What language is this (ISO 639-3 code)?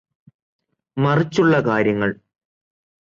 mal